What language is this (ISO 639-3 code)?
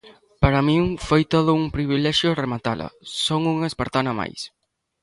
glg